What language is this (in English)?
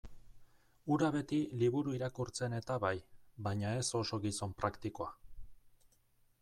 Basque